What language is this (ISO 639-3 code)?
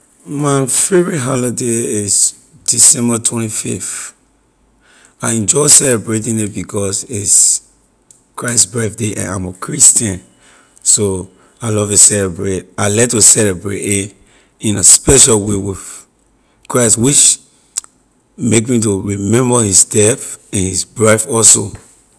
lir